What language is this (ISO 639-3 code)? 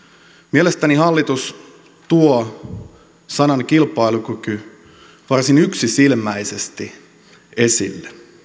fin